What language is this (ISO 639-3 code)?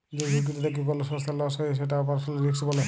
ben